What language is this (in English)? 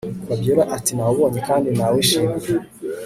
Kinyarwanda